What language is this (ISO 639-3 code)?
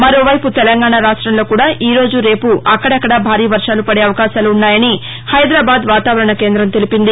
tel